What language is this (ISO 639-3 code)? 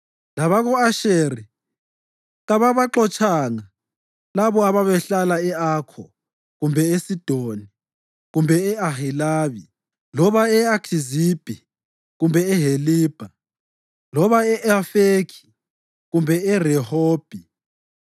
nde